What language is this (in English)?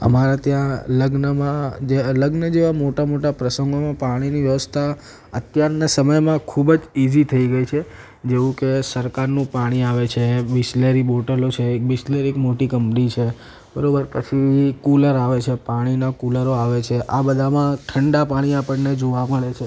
Gujarati